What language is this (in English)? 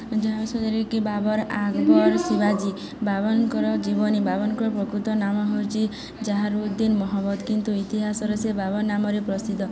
Odia